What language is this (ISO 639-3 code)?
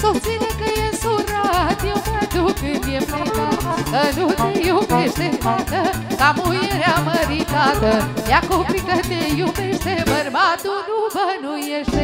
ron